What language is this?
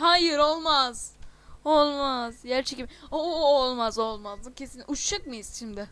Turkish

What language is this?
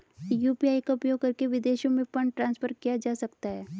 Hindi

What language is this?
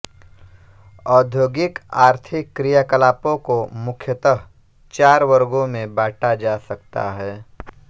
Hindi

